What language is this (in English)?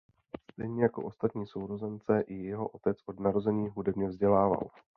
Czech